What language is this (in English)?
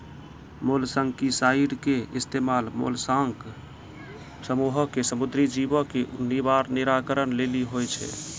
Maithili